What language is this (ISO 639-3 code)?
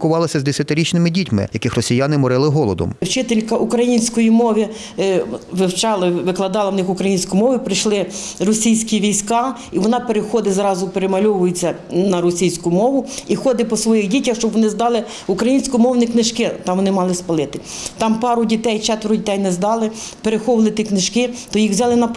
ukr